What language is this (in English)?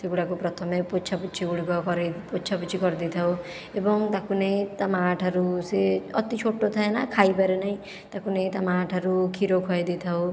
Odia